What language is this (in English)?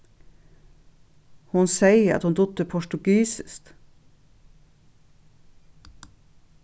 Faroese